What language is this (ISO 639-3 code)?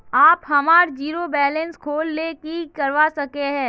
mag